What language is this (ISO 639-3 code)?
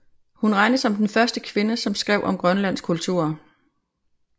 dan